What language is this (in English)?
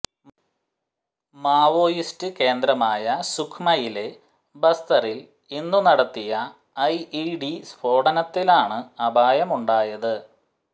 Malayalam